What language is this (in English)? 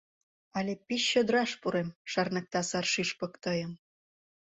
Mari